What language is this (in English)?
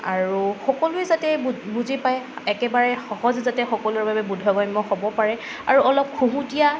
Assamese